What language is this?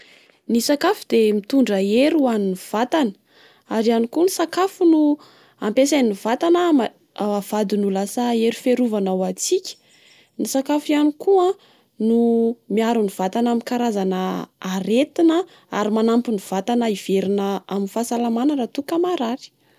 Malagasy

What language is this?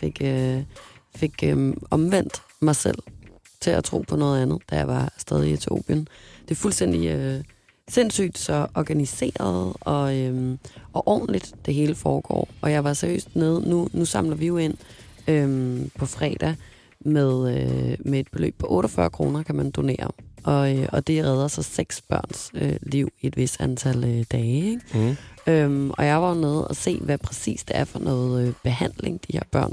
Danish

